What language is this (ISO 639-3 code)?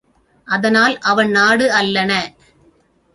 tam